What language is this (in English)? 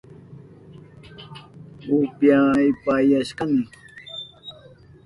Southern Pastaza Quechua